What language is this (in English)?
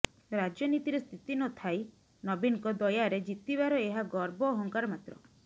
Odia